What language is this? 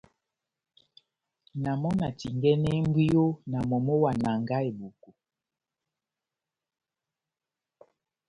Batanga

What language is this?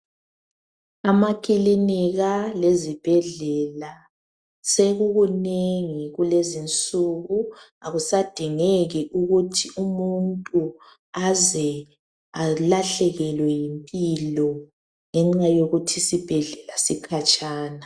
North Ndebele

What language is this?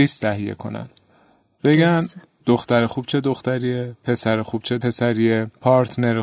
Persian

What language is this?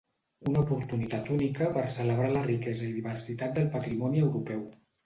Catalan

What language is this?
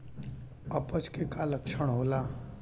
Bhojpuri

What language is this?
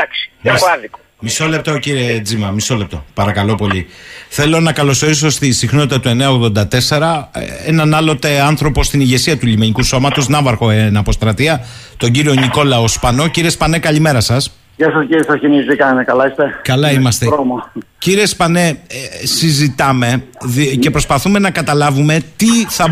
Greek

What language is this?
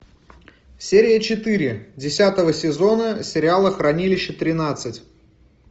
Russian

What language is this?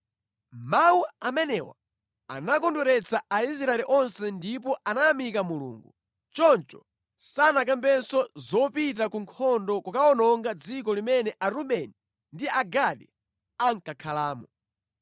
Nyanja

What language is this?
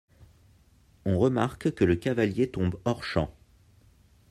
French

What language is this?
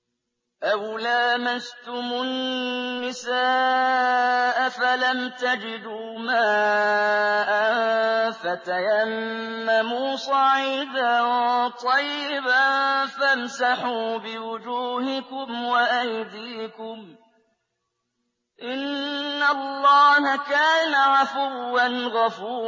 Arabic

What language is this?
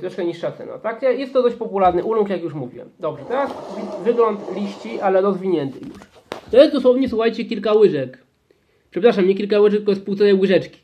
Polish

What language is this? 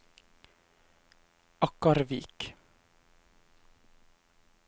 Norwegian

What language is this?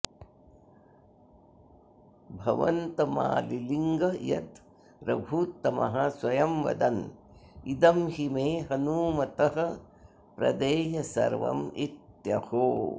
Sanskrit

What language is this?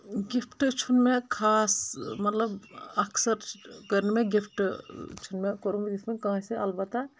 Kashmiri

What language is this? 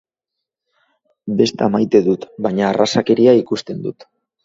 Basque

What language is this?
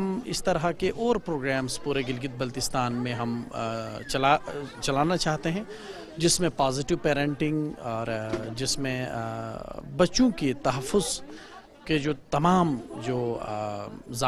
Dutch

